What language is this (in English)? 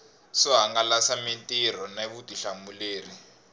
Tsonga